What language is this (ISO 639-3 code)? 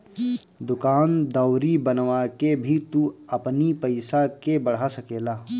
bho